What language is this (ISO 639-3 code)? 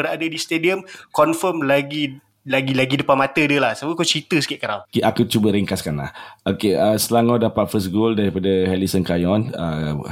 msa